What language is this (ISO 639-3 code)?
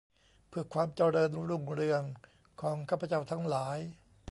tha